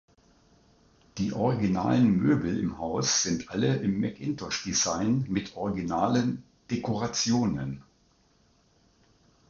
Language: German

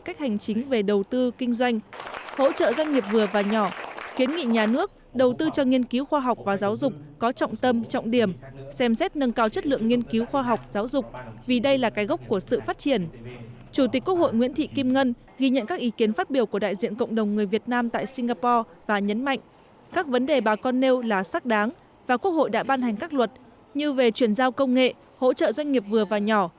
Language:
Vietnamese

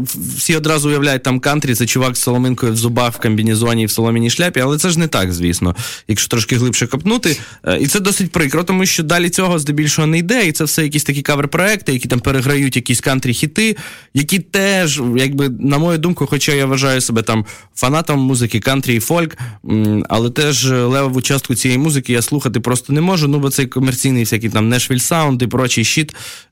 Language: Ukrainian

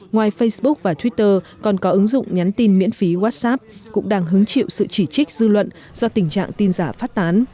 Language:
Vietnamese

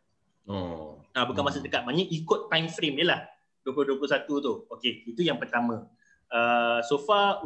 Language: Malay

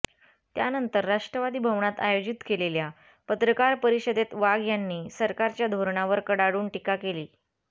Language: Marathi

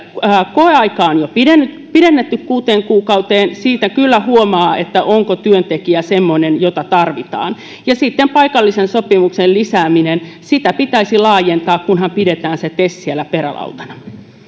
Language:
Finnish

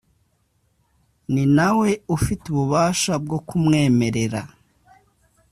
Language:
Kinyarwanda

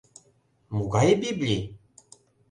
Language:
Mari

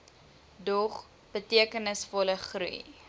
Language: Afrikaans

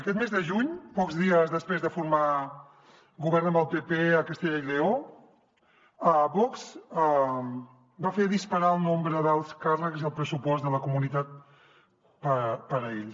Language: Catalan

